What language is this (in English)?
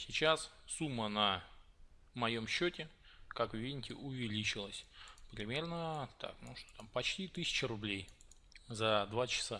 Russian